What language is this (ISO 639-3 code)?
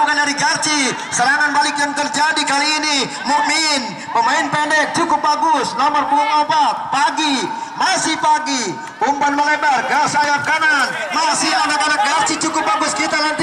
ind